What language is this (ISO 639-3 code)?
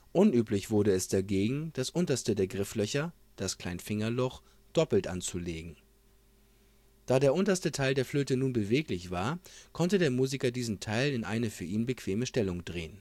deu